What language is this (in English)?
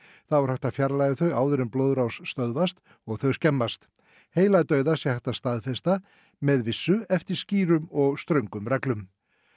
Icelandic